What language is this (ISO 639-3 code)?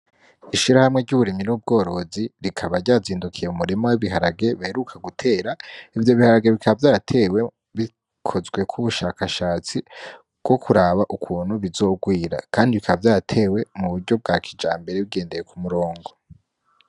run